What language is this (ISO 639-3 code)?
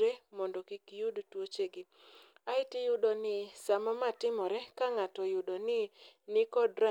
luo